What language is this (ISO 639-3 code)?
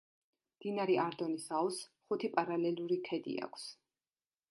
kat